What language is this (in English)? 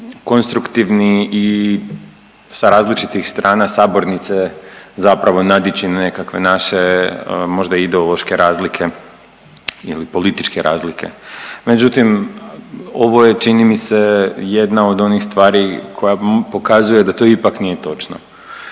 Croatian